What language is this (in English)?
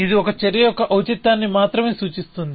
Telugu